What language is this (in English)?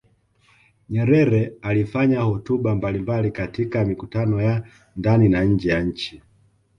Swahili